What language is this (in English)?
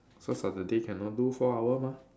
English